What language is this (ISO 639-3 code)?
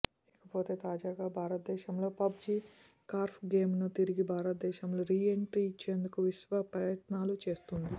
tel